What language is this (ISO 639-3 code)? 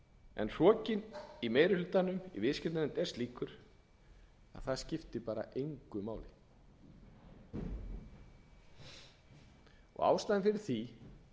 isl